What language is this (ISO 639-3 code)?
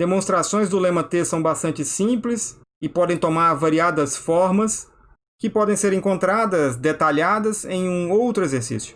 por